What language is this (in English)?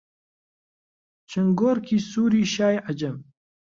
Central Kurdish